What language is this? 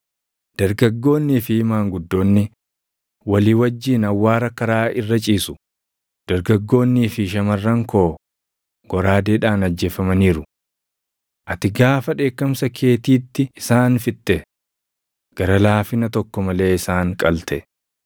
Oromo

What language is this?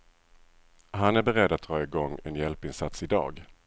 Swedish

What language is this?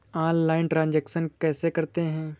Hindi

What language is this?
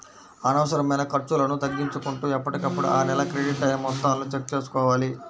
Telugu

